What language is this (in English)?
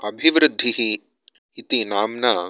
Sanskrit